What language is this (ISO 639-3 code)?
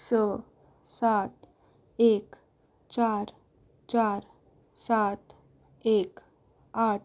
kok